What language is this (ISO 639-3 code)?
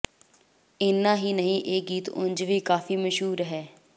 pan